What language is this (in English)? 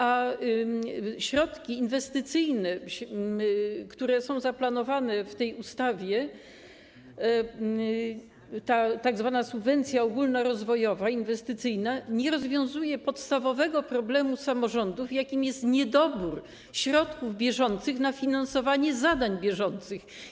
Polish